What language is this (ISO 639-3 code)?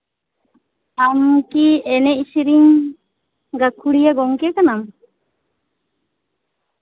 sat